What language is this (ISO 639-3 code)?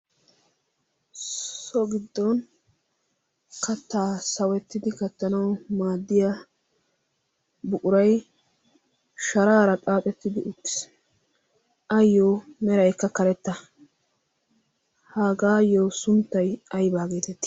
wal